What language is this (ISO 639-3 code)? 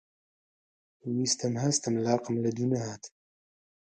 ckb